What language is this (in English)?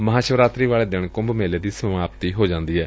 Punjabi